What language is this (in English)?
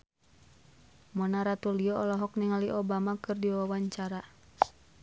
Sundanese